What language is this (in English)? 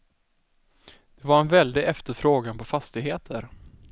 Swedish